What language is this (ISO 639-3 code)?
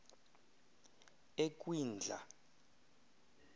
xho